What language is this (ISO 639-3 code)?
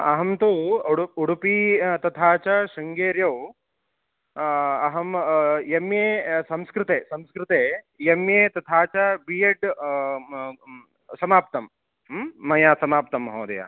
san